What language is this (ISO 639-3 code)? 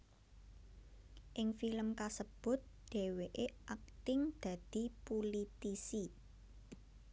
jav